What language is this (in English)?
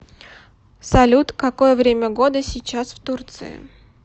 Russian